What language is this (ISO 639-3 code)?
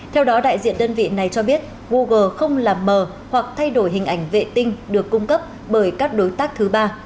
vie